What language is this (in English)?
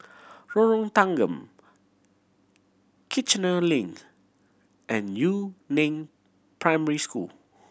English